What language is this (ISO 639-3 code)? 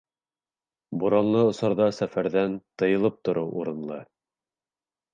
bak